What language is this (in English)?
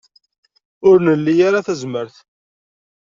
Kabyle